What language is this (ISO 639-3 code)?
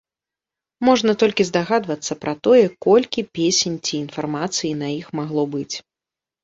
bel